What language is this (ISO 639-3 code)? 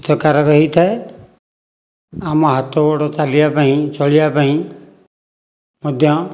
ori